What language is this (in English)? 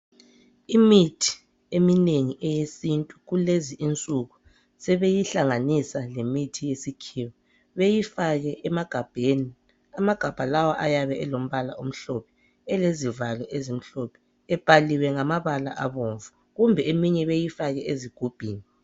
North Ndebele